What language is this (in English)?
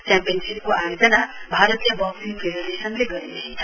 Nepali